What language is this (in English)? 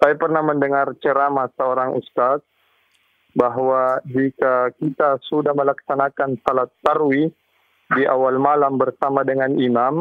Indonesian